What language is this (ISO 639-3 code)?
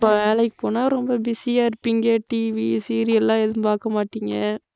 tam